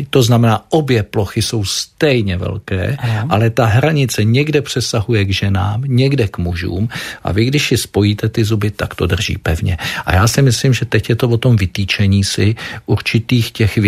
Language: Czech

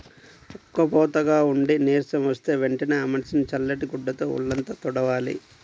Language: Telugu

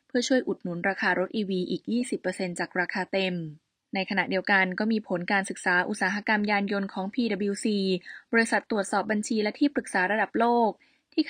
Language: Thai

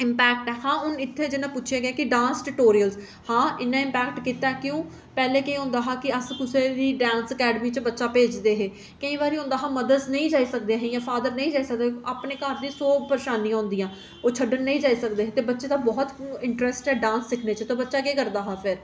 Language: Dogri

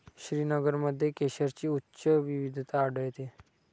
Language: Marathi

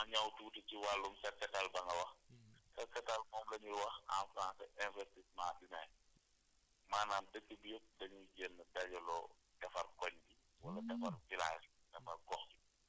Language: Wolof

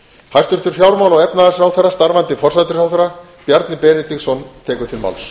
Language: Icelandic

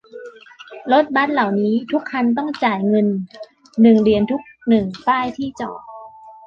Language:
Thai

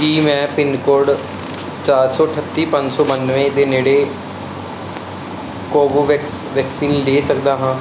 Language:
Punjabi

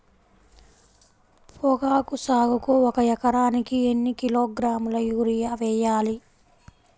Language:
Telugu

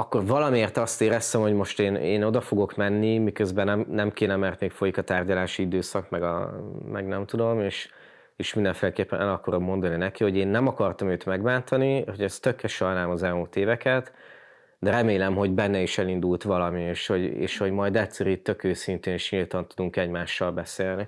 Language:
Hungarian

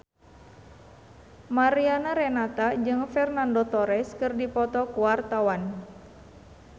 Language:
Sundanese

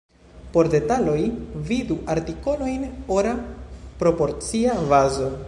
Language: Esperanto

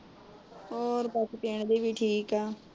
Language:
Punjabi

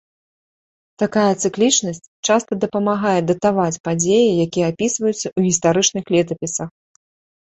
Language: Belarusian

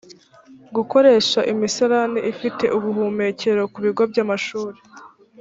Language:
Kinyarwanda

